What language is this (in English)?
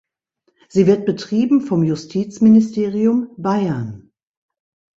German